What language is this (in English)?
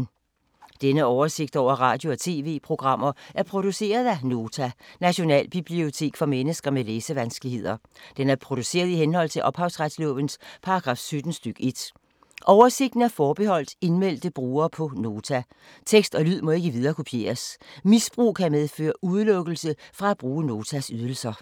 Danish